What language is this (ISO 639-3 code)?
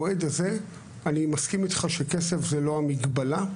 heb